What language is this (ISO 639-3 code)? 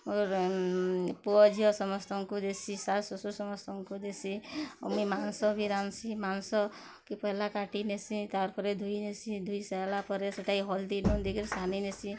ori